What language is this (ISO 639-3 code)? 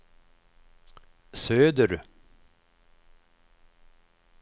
swe